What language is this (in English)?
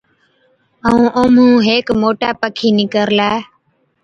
Od